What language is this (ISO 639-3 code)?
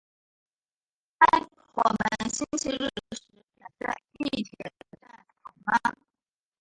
zho